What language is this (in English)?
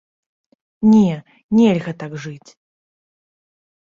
Belarusian